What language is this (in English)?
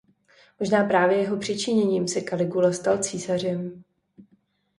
Czech